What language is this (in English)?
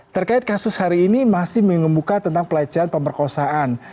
Indonesian